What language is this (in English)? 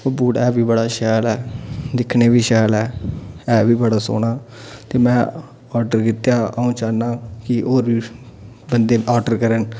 Dogri